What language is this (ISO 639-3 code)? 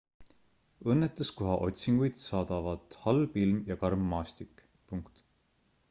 est